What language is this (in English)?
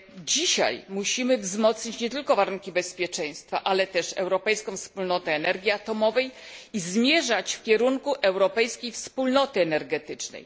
Polish